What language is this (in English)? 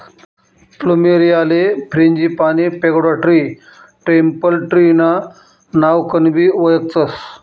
Marathi